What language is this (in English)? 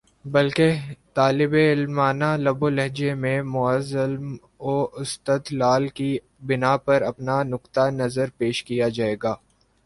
Urdu